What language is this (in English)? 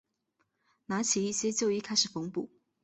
Chinese